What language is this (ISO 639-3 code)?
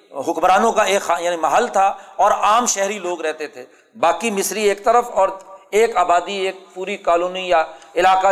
urd